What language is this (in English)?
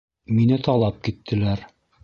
Bashkir